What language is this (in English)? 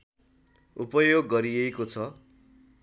Nepali